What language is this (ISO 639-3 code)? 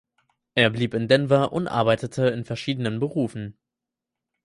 deu